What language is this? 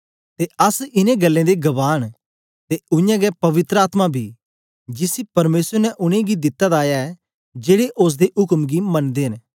Dogri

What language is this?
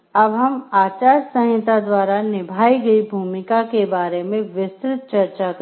Hindi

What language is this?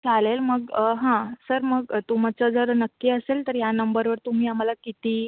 Marathi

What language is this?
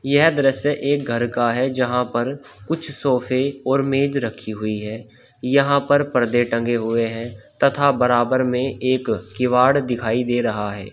Hindi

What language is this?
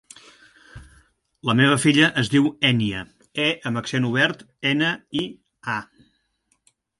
Catalan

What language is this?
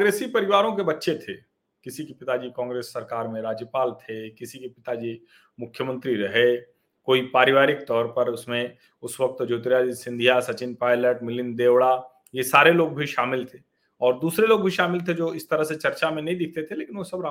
Hindi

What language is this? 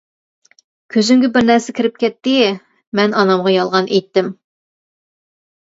Uyghur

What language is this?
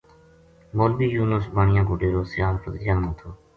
Gujari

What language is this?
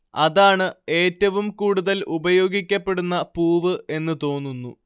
Malayalam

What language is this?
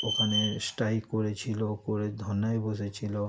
Bangla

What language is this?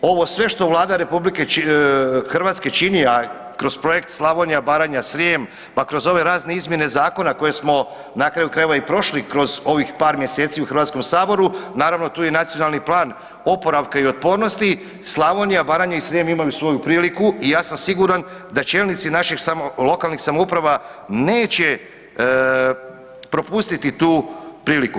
Croatian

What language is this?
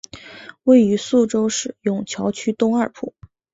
Chinese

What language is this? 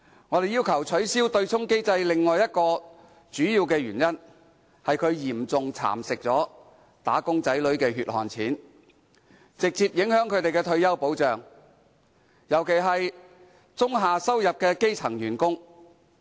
Cantonese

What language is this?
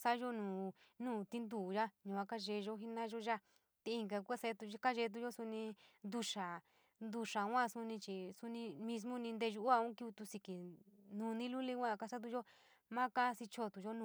San Miguel El Grande Mixtec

